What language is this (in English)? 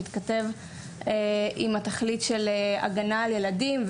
Hebrew